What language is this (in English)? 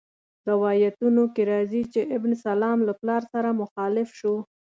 Pashto